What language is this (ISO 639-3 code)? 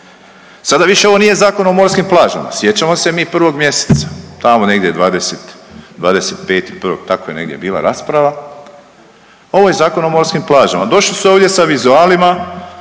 hrv